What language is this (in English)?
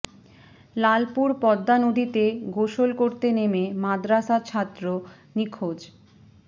Bangla